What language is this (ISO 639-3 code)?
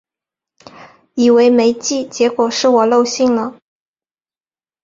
zho